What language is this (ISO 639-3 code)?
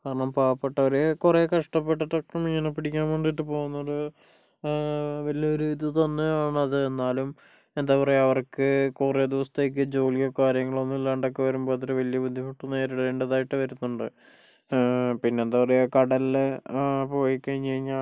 mal